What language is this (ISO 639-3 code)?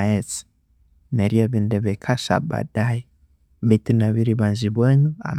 koo